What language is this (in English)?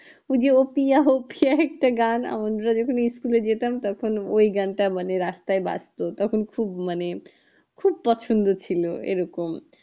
Bangla